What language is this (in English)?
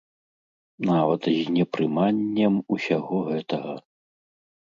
Belarusian